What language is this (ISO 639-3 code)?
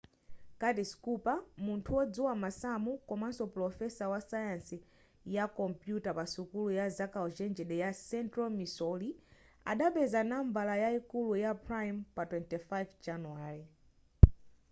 nya